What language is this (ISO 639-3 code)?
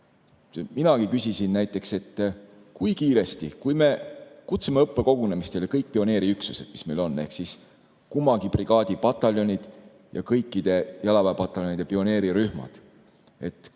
est